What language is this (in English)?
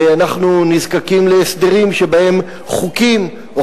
Hebrew